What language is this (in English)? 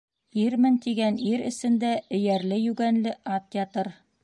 Bashkir